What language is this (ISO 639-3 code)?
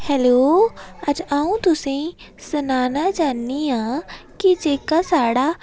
doi